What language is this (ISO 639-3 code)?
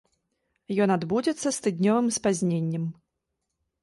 bel